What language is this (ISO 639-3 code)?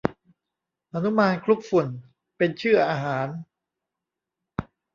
tha